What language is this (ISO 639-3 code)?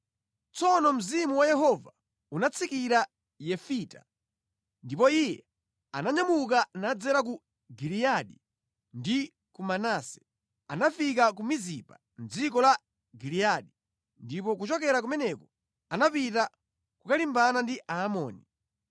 nya